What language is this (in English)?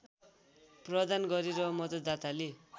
Nepali